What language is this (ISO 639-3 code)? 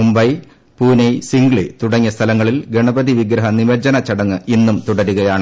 mal